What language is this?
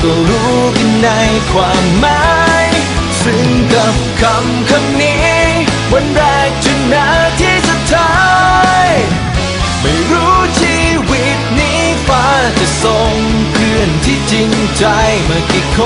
Thai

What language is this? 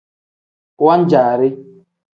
Tem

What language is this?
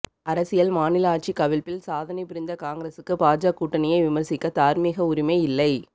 Tamil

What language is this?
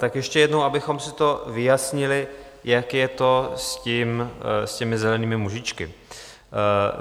Czech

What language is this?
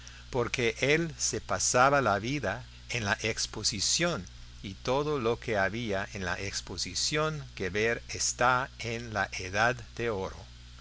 Spanish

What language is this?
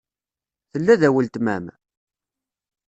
Kabyle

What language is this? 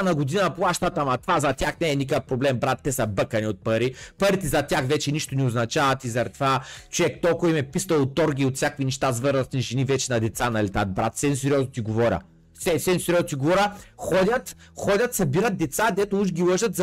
Bulgarian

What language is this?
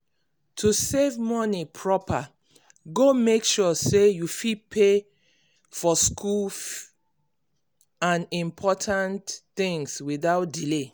Nigerian Pidgin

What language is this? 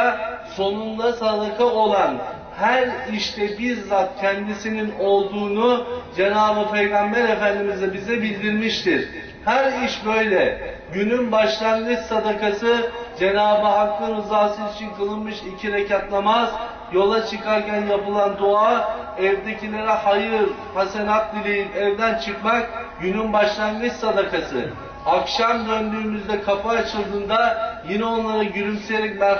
Turkish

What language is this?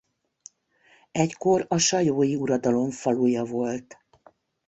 Hungarian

